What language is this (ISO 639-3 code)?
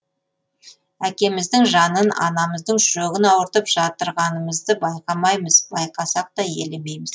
kaz